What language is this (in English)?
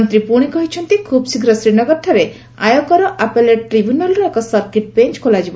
Odia